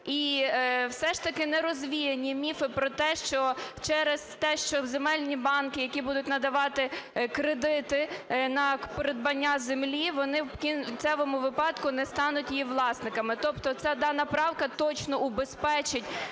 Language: Ukrainian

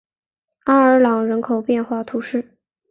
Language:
Chinese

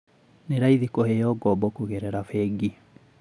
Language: Kikuyu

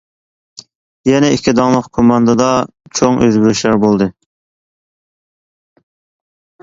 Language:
Uyghur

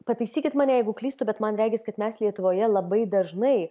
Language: Lithuanian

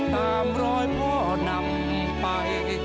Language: Thai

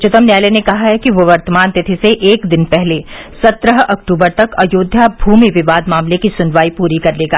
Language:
Hindi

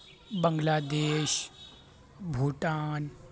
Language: Urdu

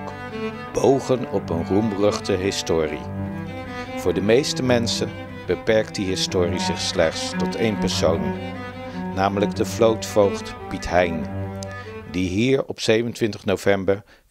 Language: Dutch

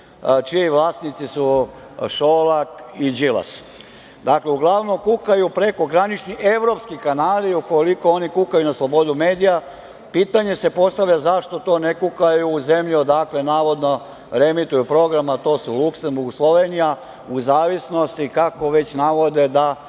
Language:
Serbian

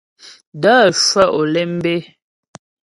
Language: Ghomala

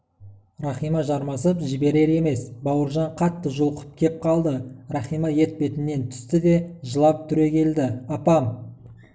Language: Kazakh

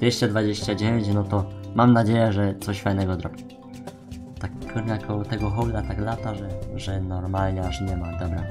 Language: Polish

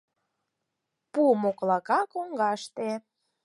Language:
Mari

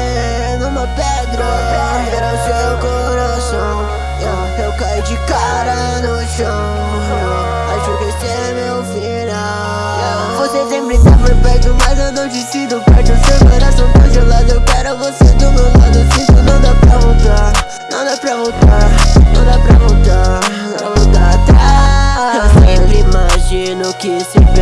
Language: Spanish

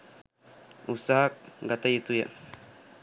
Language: Sinhala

